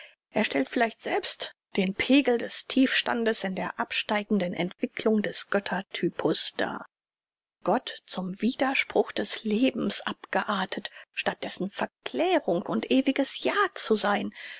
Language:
German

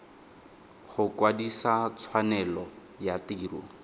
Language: Tswana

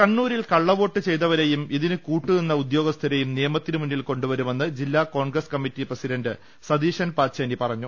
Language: Malayalam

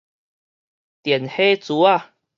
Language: Min Nan Chinese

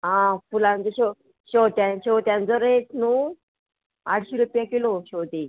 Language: Konkani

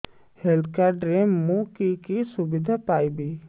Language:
Odia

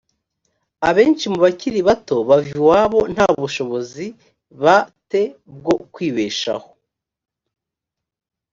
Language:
Kinyarwanda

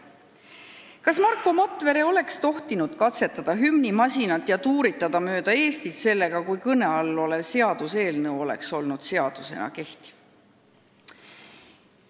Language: Estonian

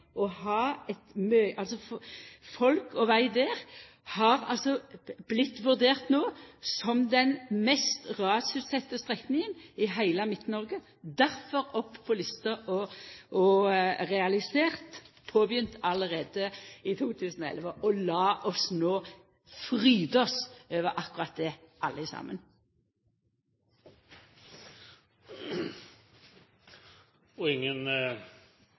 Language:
Norwegian Nynorsk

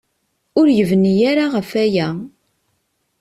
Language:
Kabyle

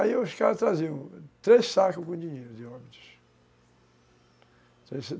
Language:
Portuguese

